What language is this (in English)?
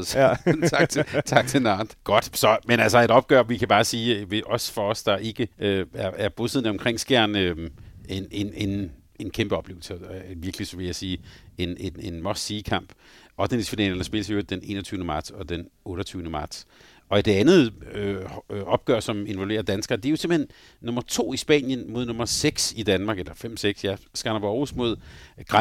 Danish